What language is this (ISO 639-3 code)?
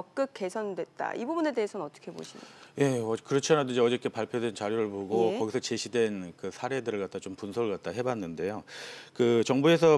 kor